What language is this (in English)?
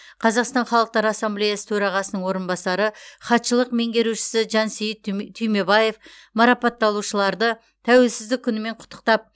Kazakh